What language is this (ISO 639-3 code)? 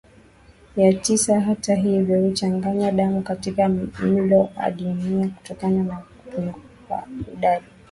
swa